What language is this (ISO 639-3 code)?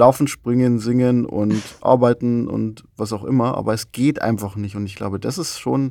deu